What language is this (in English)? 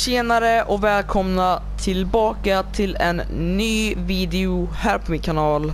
Swedish